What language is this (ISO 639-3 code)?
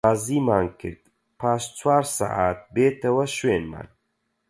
ckb